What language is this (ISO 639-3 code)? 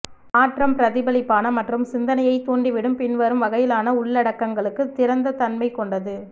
tam